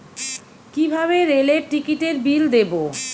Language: Bangla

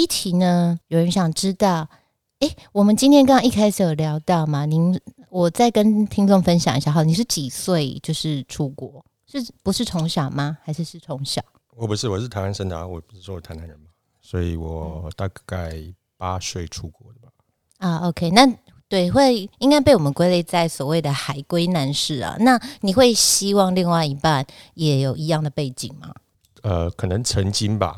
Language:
Chinese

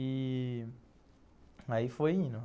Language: Portuguese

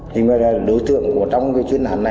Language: Vietnamese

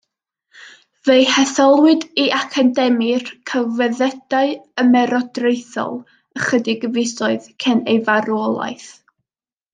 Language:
Welsh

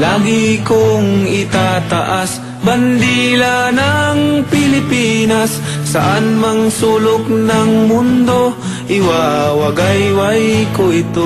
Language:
Indonesian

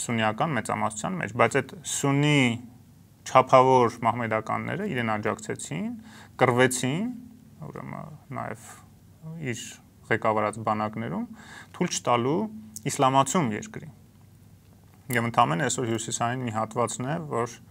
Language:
Romanian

